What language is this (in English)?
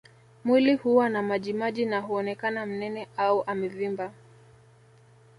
Swahili